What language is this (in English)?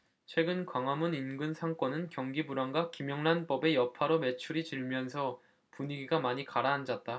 Korean